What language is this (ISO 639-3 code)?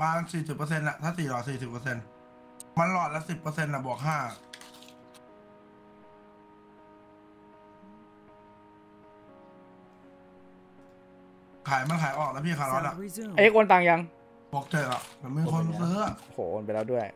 tha